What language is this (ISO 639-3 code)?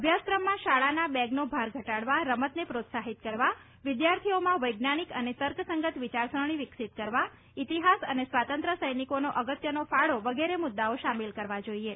guj